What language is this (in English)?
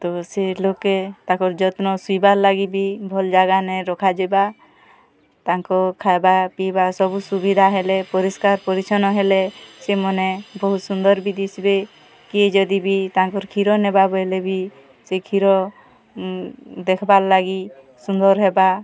Odia